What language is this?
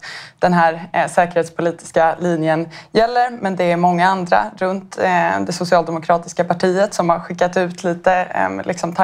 Swedish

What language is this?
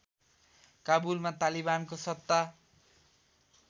Nepali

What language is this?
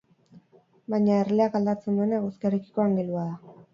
Basque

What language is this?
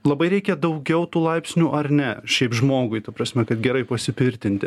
Lithuanian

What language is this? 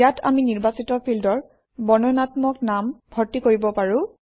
Assamese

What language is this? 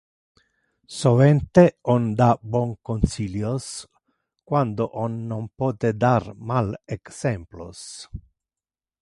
Interlingua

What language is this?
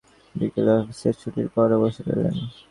Bangla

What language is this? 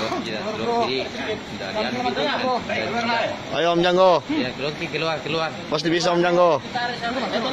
Indonesian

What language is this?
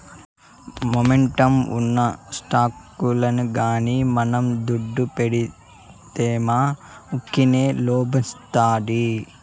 Telugu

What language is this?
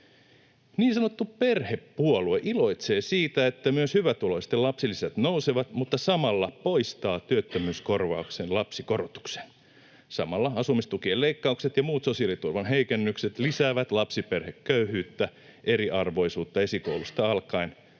Finnish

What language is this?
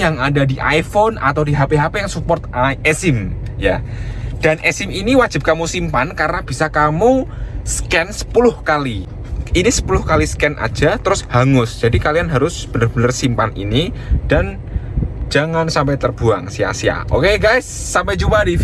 Indonesian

